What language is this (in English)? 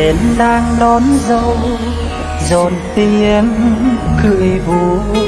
Vietnamese